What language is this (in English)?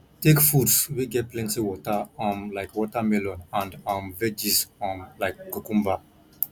Nigerian Pidgin